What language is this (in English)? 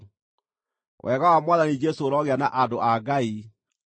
Kikuyu